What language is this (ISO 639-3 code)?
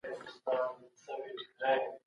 pus